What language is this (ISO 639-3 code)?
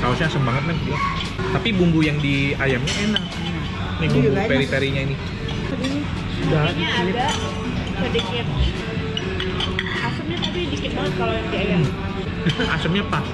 ind